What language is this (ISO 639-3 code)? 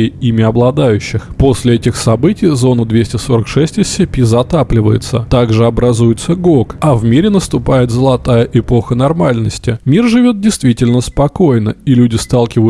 rus